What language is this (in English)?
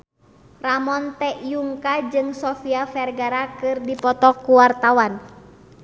Sundanese